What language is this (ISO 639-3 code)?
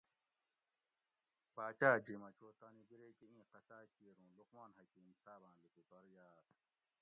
gwc